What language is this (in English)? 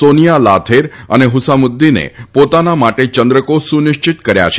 Gujarati